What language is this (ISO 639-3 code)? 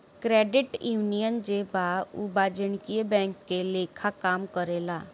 bho